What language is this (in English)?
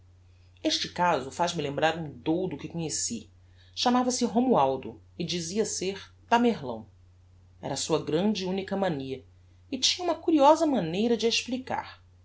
Portuguese